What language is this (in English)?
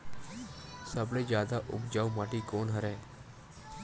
Chhattisgarhi